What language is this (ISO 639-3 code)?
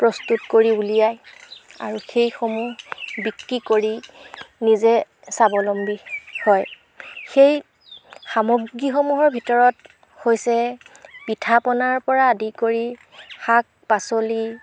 asm